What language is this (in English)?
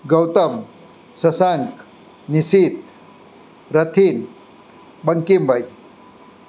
Gujarati